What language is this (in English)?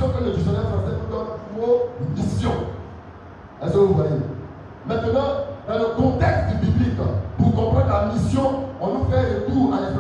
French